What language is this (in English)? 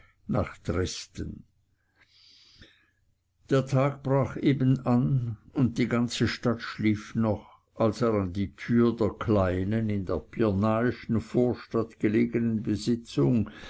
German